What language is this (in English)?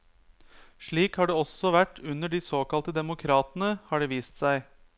Norwegian